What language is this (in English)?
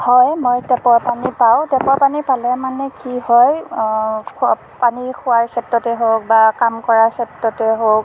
Assamese